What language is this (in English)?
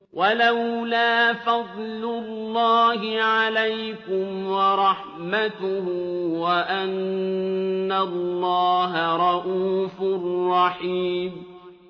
Arabic